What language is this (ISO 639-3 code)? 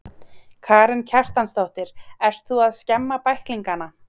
isl